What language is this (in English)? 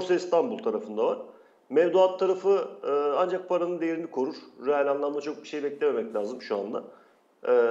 Turkish